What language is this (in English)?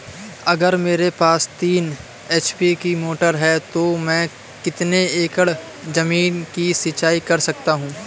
Hindi